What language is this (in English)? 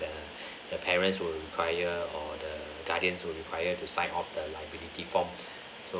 English